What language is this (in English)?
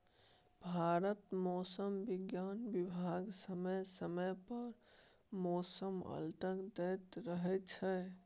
Maithili